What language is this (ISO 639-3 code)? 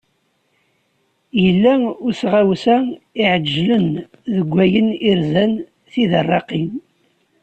kab